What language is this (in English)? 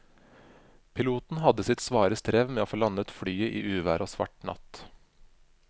Norwegian